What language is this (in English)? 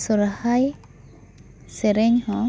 Santali